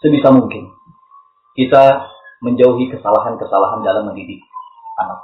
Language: Indonesian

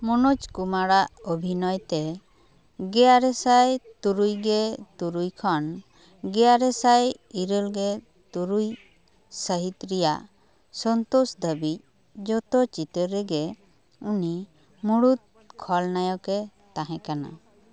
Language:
Santali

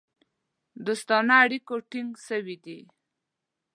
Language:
Pashto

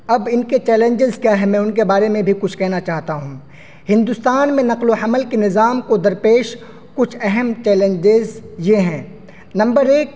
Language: Urdu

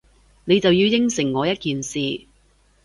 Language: Cantonese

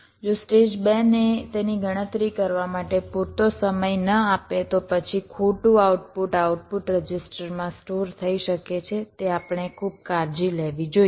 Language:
Gujarati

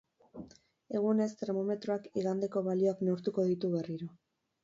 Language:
Basque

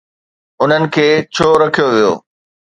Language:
Sindhi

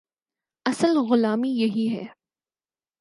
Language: Urdu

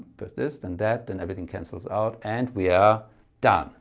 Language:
English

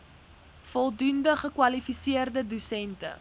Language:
Afrikaans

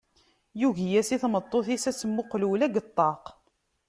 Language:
Kabyle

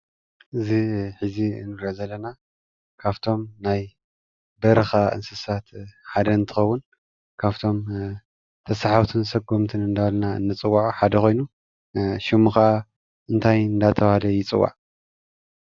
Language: Tigrinya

